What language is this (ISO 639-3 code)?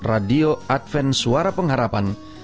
ind